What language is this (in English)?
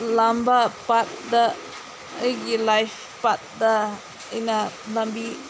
Manipuri